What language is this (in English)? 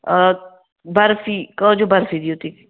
Kashmiri